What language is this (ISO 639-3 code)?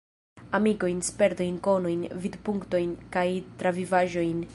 epo